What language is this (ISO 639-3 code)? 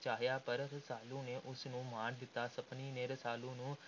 pan